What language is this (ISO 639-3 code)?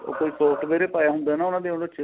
pan